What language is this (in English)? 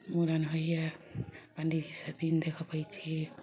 Maithili